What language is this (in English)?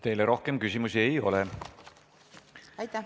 Estonian